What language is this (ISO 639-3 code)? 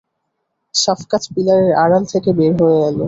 ben